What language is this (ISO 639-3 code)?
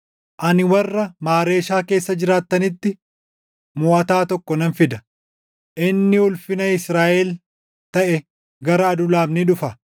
orm